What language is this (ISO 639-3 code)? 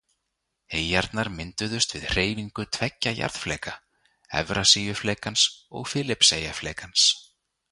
isl